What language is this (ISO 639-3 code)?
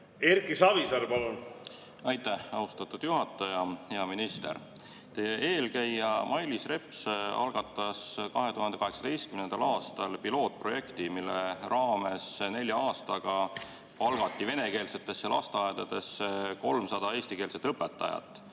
est